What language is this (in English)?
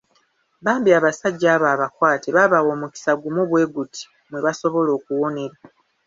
Ganda